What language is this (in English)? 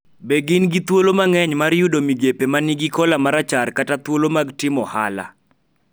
Luo (Kenya and Tanzania)